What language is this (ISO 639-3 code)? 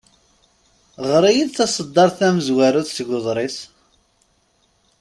kab